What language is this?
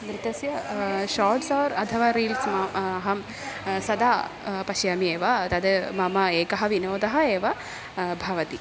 Sanskrit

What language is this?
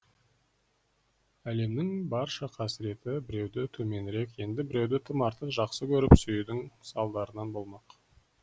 Kazakh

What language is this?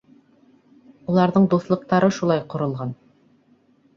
Bashkir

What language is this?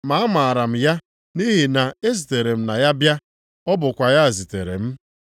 Igbo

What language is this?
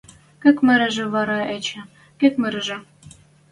Western Mari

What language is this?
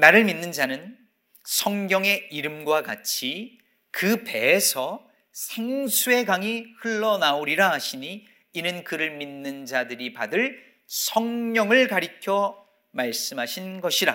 Korean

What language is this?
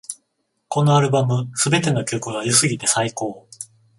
Japanese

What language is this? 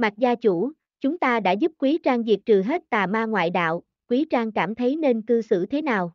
Vietnamese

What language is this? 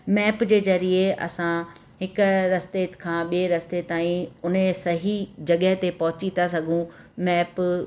Sindhi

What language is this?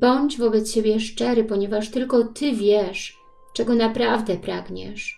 Polish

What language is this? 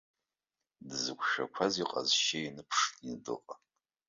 Abkhazian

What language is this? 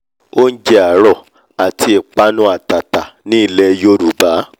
Yoruba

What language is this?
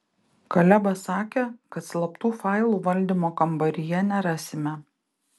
Lithuanian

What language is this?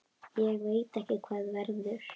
Icelandic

